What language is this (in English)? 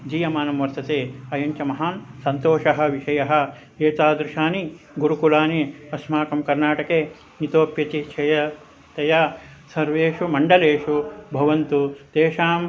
Sanskrit